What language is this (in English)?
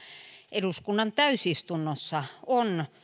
Finnish